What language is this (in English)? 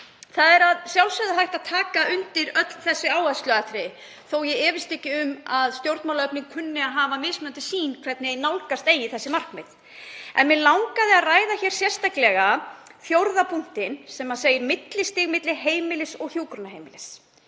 Icelandic